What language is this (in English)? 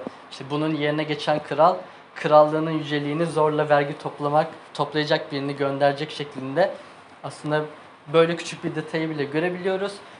Turkish